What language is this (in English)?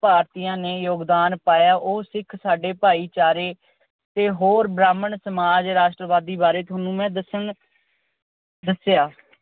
Punjabi